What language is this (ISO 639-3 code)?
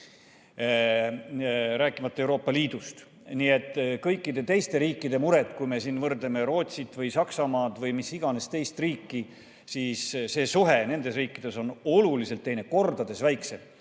est